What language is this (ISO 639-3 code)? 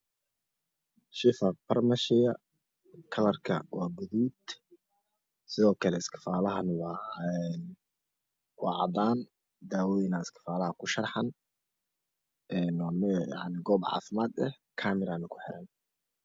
som